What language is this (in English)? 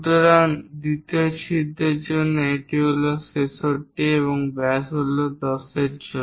Bangla